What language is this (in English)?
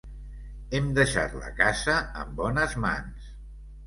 Catalan